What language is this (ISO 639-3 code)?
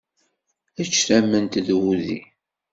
kab